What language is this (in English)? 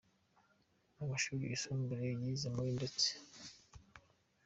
Kinyarwanda